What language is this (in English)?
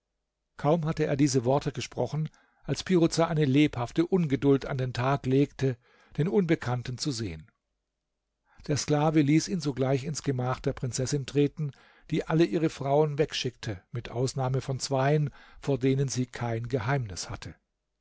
German